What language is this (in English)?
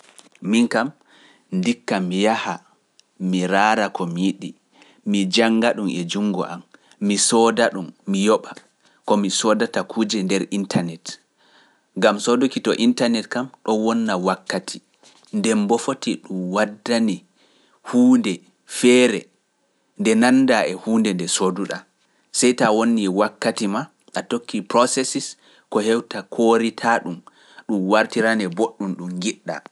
Pular